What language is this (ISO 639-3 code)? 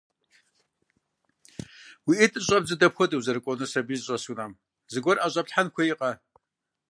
kbd